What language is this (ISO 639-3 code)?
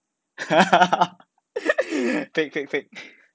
eng